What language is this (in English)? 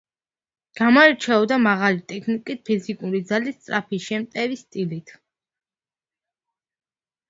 Georgian